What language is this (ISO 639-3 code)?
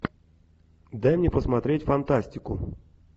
rus